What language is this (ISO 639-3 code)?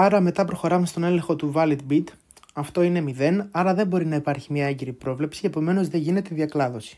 ell